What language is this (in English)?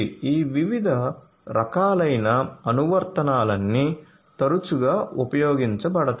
Telugu